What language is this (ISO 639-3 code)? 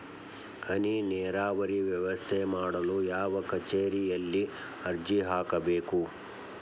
kan